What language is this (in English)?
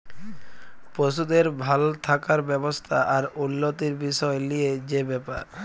Bangla